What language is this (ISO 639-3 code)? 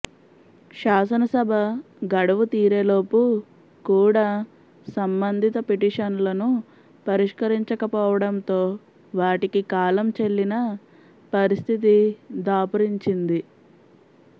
tel